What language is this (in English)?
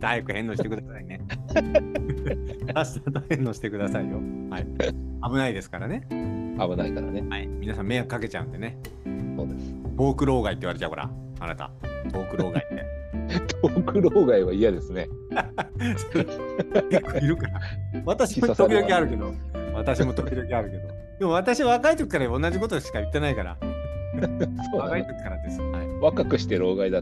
Japanese